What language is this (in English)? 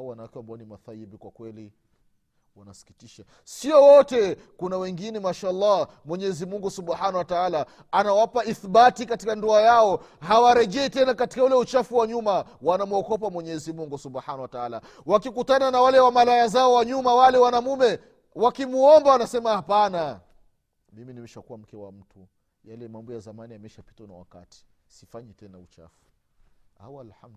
Swahili